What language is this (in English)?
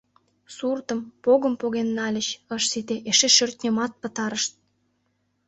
Mari